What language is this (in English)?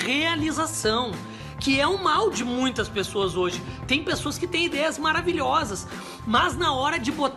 Portuguese